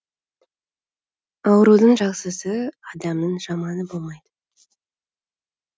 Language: Kazakh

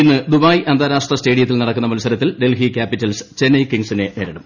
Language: Malayalam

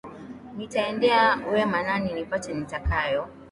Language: Swahili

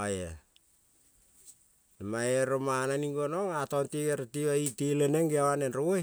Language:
Kol (Papua New Guinea)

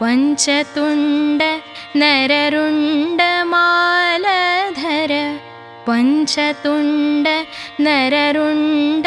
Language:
Marathi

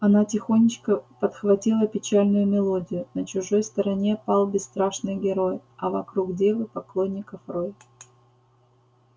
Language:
Russian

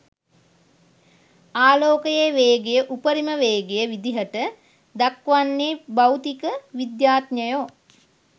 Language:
Sinhala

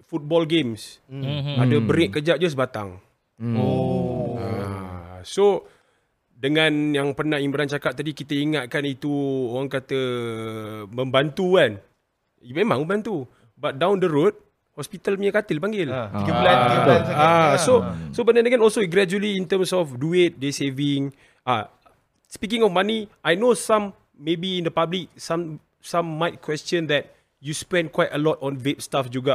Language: Malay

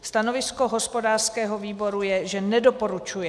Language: Czech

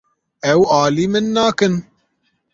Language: Kurdish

